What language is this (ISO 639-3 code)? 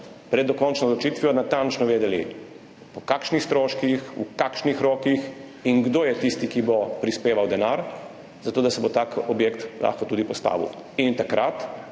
slv